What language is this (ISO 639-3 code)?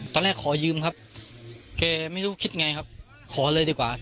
tha